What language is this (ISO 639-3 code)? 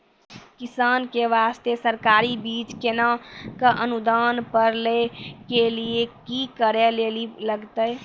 mai